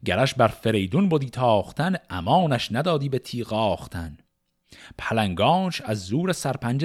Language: Persian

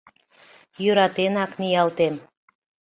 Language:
Mari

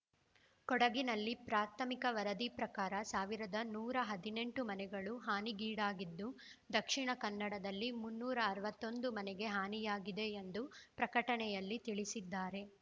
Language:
Kannada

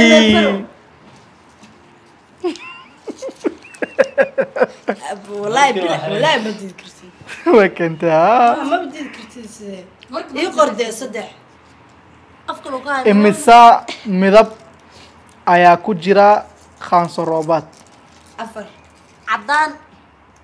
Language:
Arabic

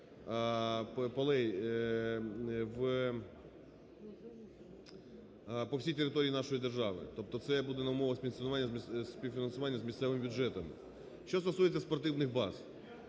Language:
Ukrainian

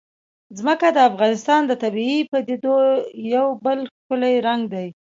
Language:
Pashto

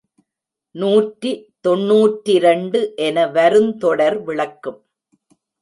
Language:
Tamil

